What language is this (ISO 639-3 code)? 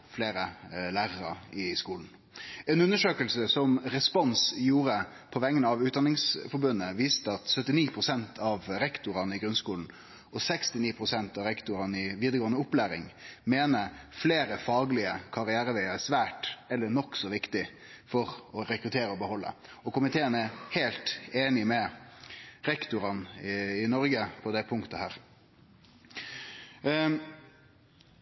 nno